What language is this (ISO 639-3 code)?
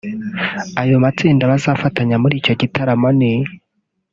kin